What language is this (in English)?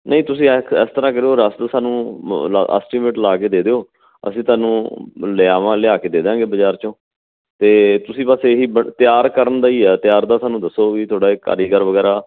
Punjabi